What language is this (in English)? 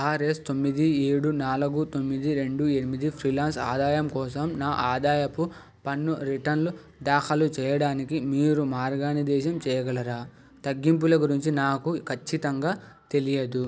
Telugu